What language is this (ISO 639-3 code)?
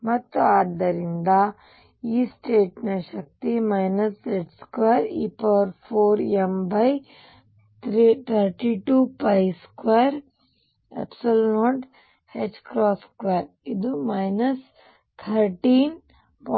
kan